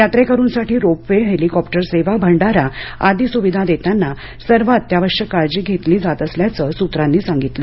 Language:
Marathi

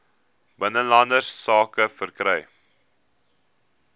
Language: Afrikaans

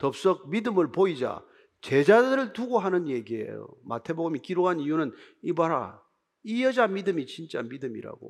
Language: Korean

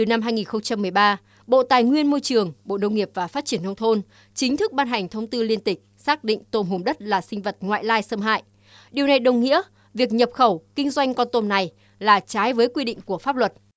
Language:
Vietnamese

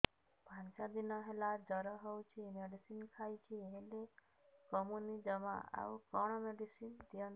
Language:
Odia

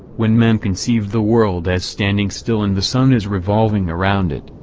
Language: English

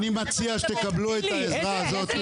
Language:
Hebrew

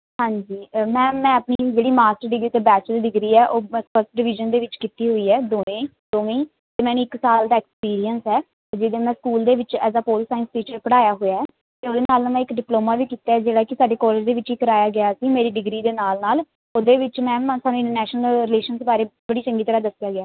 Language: Punjabi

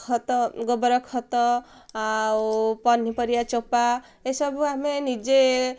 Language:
Odia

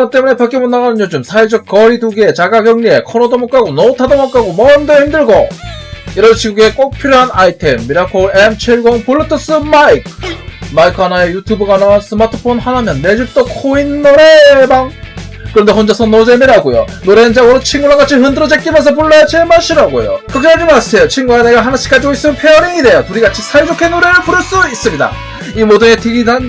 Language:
Korean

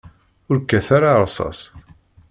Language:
Kabyle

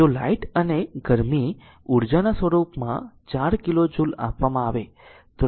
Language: Gujarati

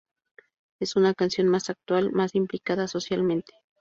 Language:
Spanish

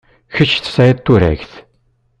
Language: Kabyle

